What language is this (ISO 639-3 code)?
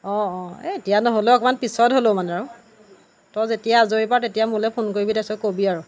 asm